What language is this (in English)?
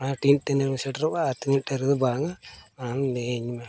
Santali